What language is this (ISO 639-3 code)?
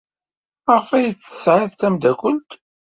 kab